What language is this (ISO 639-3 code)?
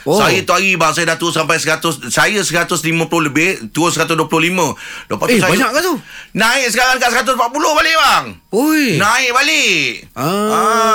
msa